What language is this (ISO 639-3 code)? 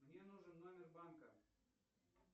rus